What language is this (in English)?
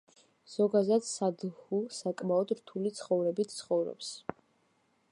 Georgian